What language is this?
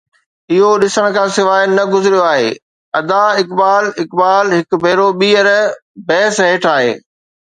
Sindhi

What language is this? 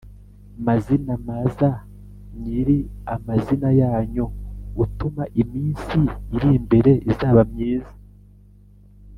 Kinyarwanda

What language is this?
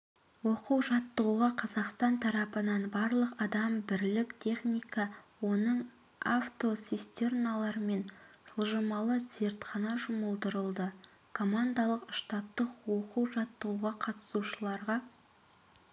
Kazakh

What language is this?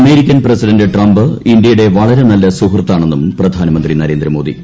Malayalam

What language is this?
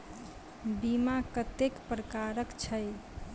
Maithili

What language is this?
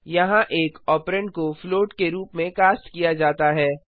Hindi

